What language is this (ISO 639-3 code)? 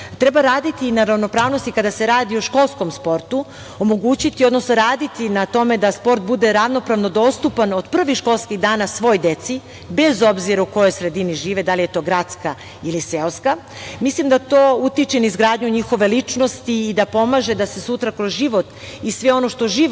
srp